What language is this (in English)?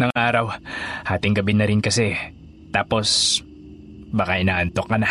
Filipino